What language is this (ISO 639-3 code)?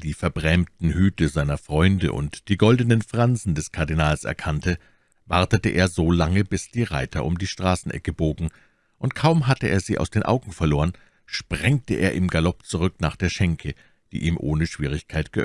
deu